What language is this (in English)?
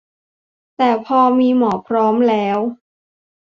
Thai